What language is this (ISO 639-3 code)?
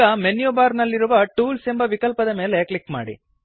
kan